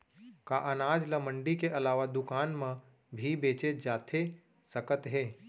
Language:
Chhattisgarhi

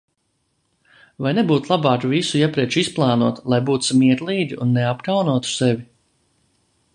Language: Latvian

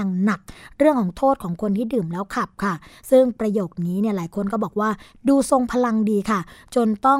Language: Thai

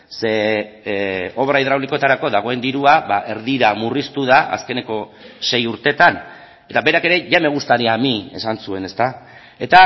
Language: Basque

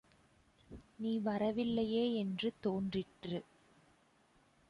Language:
Tamil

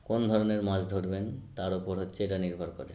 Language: Bangla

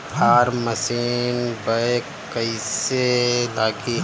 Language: Bhojpuri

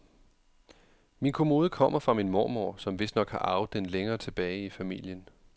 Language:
Danish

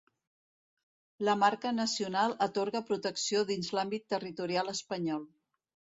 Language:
Catalan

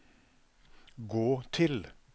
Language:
Norwegian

